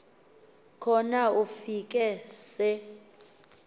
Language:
Xhosa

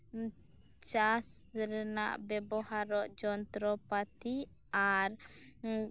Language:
Santali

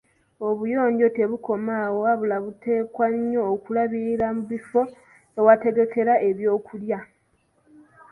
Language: Ganda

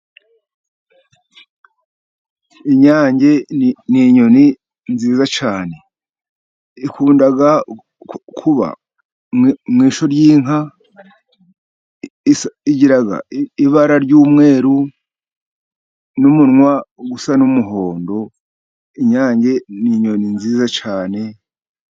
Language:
Kinyarwanda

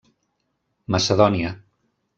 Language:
Catalan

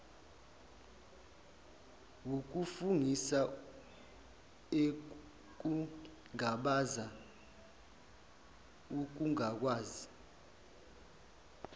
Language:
Zulu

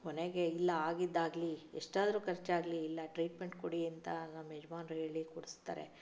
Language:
Kannada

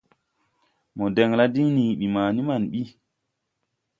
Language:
Tupuri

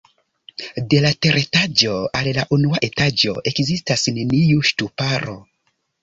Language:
Esperanto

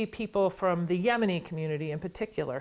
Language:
Indonesian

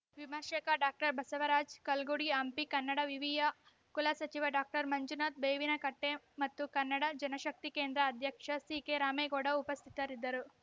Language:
Kannada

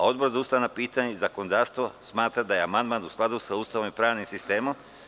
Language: Serbian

